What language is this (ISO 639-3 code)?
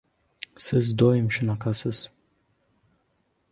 uzb